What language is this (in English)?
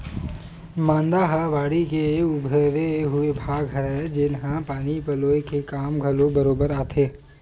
Chhattisgarhi